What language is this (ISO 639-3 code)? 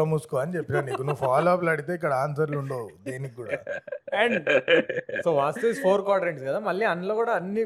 tel